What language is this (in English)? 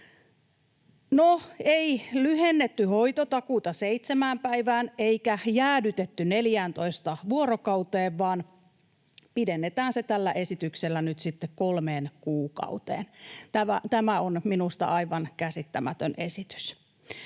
Finnish